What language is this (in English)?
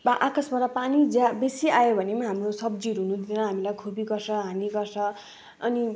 Nepali